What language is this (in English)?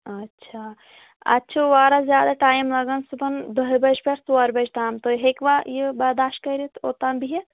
Kashmiri